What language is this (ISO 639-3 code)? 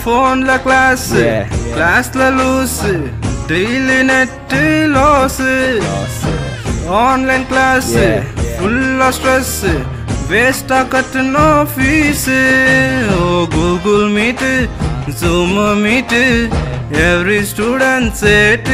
ron